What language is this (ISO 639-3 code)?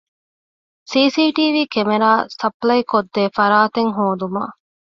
div